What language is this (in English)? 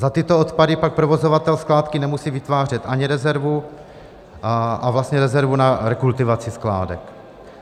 Czech